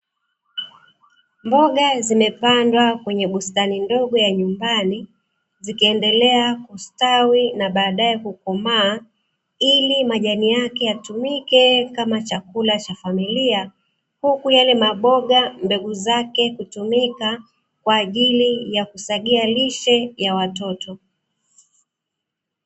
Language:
Swahili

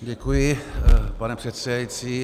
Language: Czech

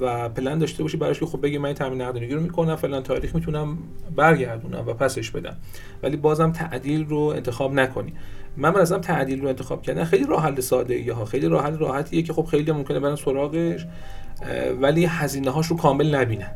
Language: Persian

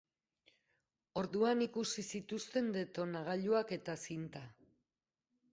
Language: Basque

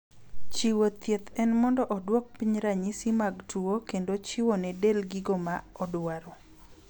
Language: Luo (Kenya and Tanzania)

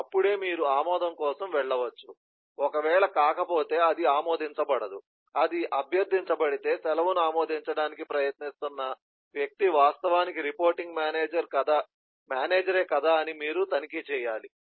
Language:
Telugu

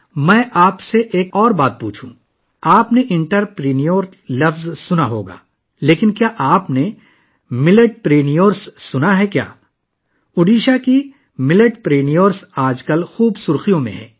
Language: Urdu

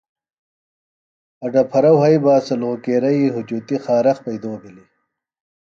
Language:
Phalura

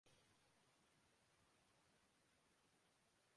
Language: Urdu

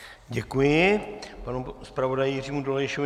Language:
Czech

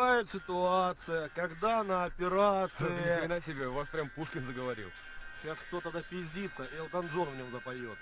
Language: Russian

